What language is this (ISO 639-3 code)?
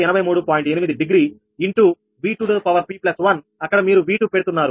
tel